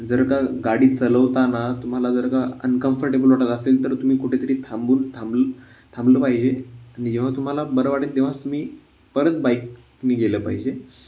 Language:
Marathi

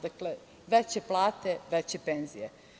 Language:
Serbian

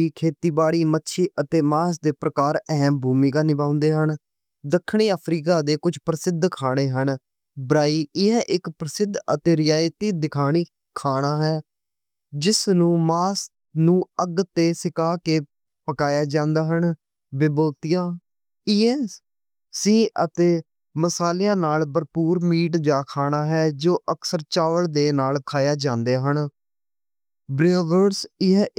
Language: Western Panjabi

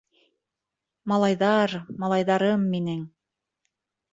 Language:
Bashkir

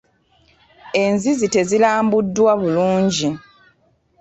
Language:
Ganda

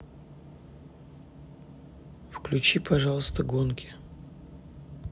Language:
Russian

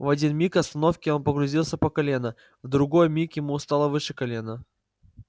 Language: Russian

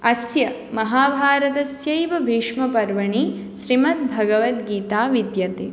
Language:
Sanskrit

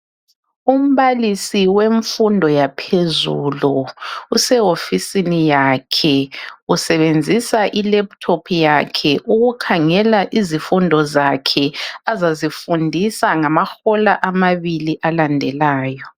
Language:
North Ndebele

